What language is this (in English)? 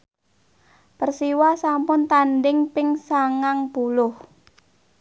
Javanese